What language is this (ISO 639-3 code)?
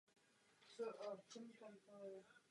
ces